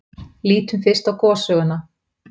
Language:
Icelandic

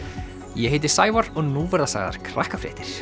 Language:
Icelandic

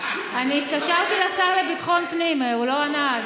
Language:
Hebrew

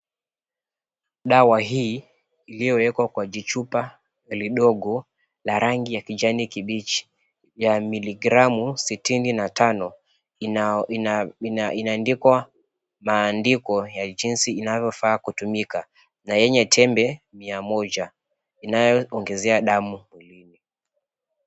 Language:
Swahili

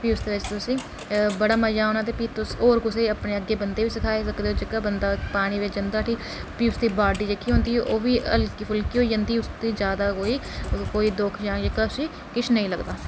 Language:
Dogri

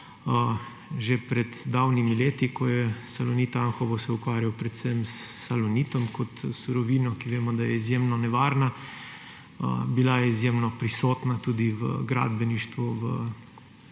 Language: Slovenian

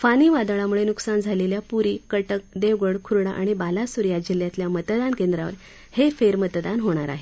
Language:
Marathi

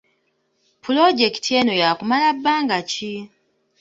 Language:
Ganda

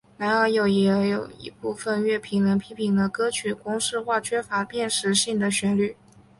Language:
Chinese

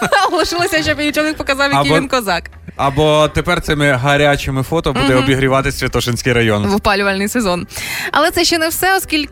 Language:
Ukrainian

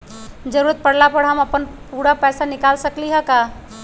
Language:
Magahi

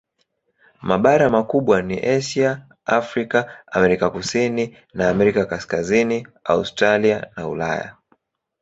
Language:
Swahili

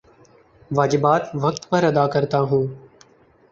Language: Urdu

